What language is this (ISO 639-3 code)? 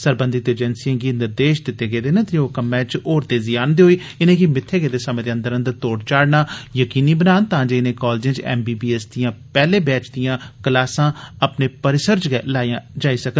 doi